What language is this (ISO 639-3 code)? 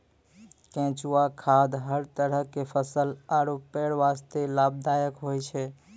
mai